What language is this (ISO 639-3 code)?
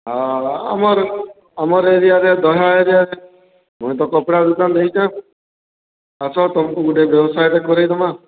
ori